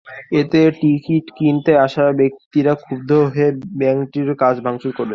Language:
Bangla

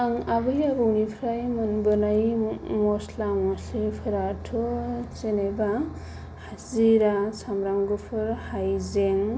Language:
Bodo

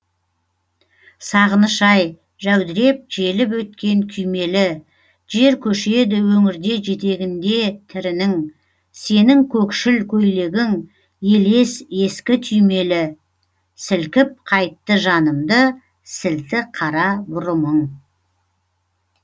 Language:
Kazakh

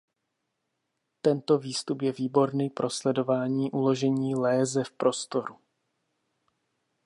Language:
Czech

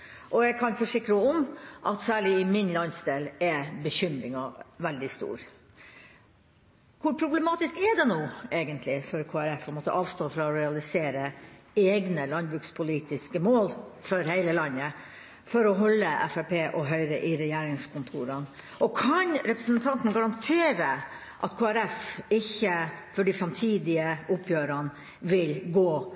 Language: Norwegian Bokmål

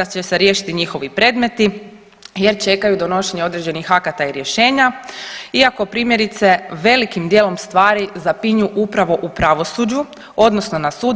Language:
Croatian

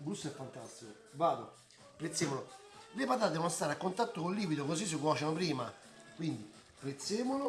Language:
Italian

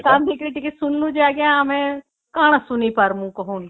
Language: Odia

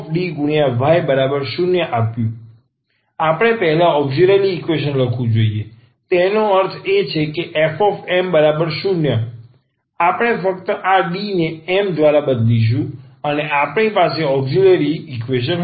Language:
Gujarati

